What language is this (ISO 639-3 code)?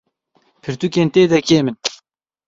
kur